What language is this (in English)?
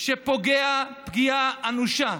Hebrew